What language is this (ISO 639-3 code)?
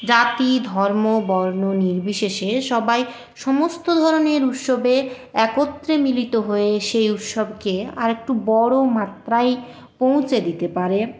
ben